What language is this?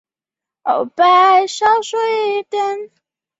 Chinese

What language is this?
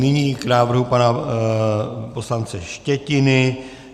Czech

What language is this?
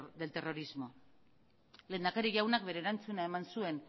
Basque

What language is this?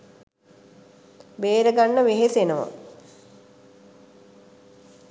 Sinhala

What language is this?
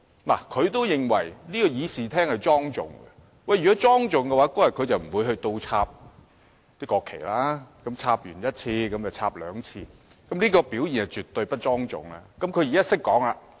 Cantonese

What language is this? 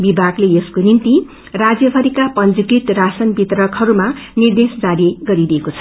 Nepali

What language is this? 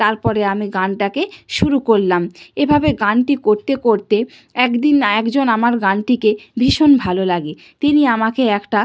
Bangla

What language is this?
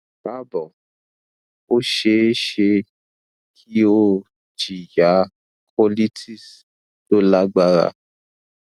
Yoruba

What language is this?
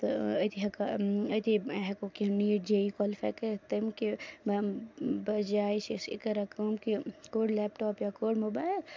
Kashmiri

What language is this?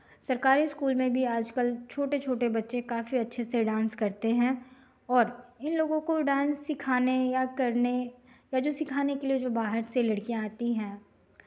Hindi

